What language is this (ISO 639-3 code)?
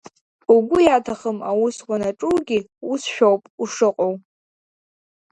abk